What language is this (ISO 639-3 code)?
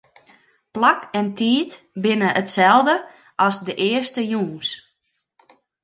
fry